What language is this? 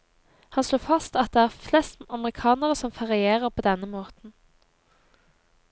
Norwegian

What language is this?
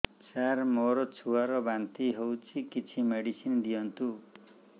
Odia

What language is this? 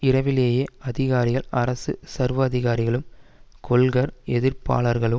Tamil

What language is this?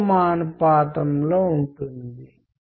Telugu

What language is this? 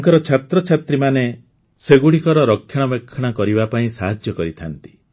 Odia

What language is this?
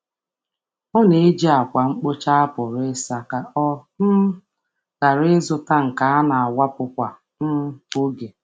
Igbo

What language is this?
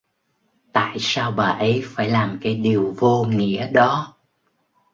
Vietnamese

